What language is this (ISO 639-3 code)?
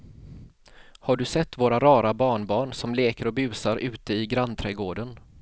swe